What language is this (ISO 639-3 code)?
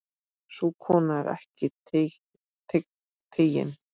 isl